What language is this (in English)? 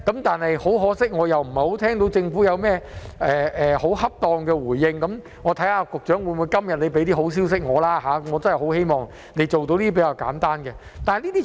Cantonese